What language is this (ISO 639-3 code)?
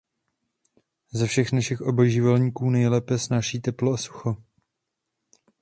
ces